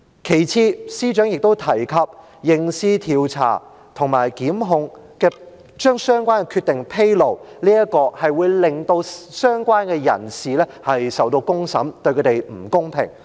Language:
Cantonese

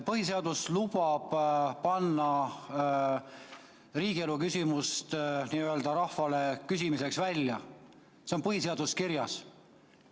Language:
Estonian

